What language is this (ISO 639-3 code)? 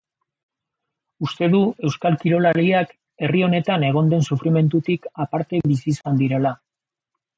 eus